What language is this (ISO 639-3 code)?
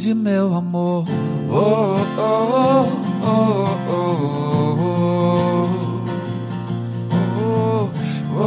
por